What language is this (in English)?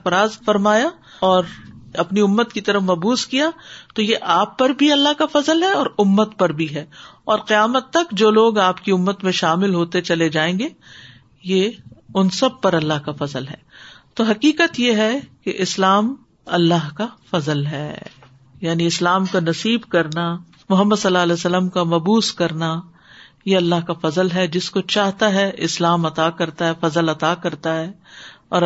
Urdu